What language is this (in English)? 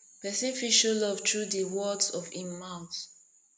Nigerian Pidgin